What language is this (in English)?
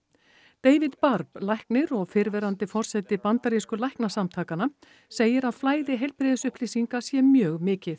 Icelandic